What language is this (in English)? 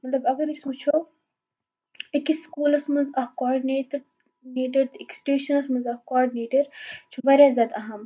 Kashmiri